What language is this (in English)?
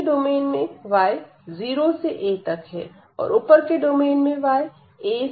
Hindi